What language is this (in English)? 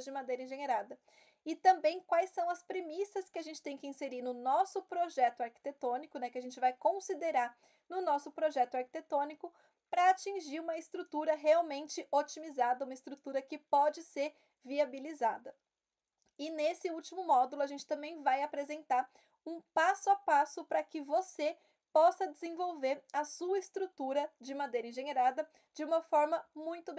Portuguese